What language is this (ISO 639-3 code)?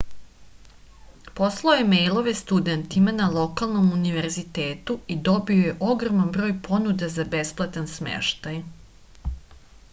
srp